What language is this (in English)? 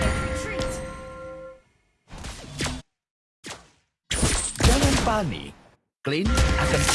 Indonesian